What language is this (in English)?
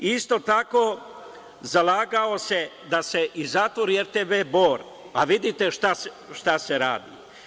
Serbian